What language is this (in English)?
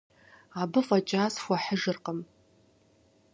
Kabardian